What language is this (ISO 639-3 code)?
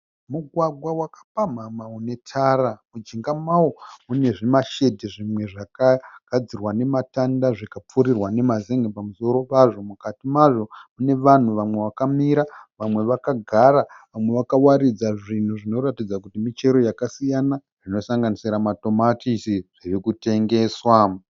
sna